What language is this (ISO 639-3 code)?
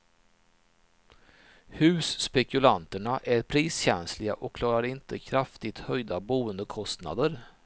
swe